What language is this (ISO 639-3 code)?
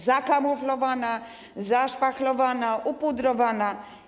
pol